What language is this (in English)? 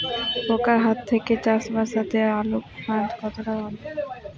Bangla